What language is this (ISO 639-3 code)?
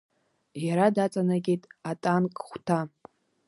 abk